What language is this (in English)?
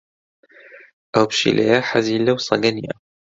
Central Kurdish